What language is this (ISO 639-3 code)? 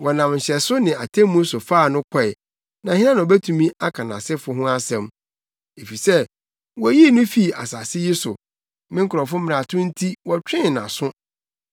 aka